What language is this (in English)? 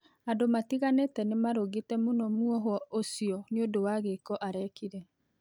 Kikuyu